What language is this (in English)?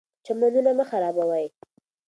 Pashto